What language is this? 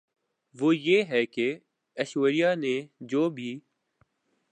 Urdu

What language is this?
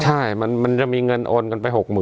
Thai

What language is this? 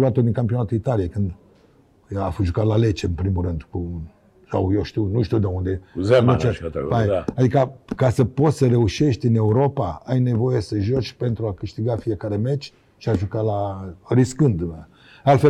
Romanian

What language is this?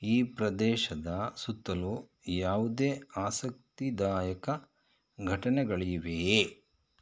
Kannada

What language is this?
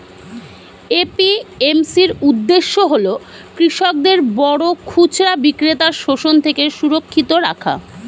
Bangla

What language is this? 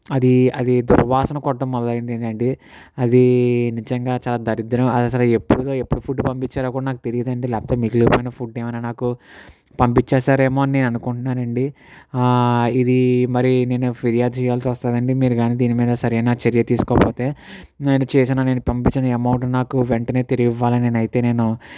Telugu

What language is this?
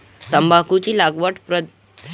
Marathi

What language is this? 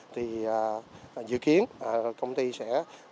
Vietnamese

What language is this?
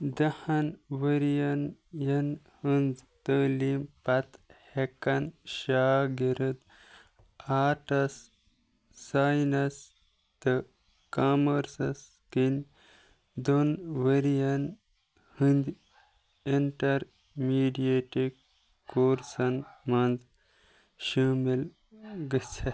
Kashmiri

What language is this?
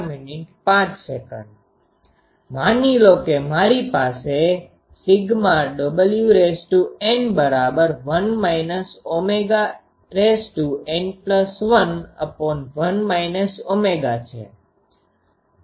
Gujarati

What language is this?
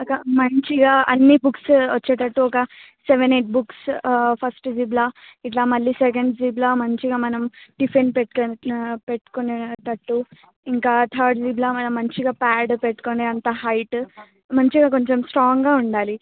Telugu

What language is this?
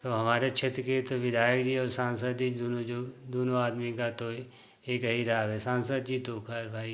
Hindi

